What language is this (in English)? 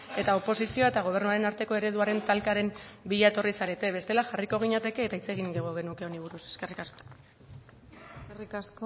Basque